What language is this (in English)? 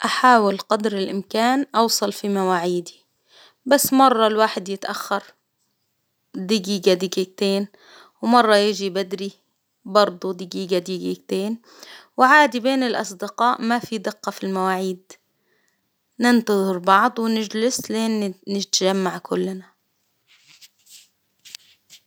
Hijazi Arabic